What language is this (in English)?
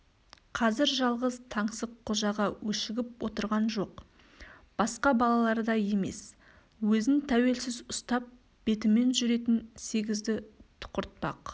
Kazakh